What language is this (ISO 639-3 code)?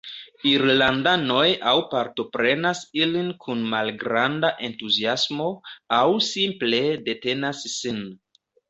epo